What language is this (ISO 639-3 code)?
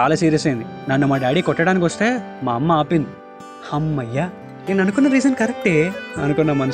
tel